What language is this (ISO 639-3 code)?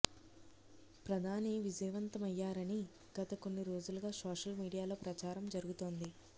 tel